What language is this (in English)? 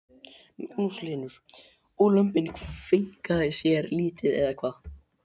Icelandic